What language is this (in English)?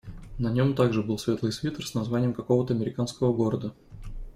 Russian